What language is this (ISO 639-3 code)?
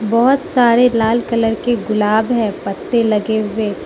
hin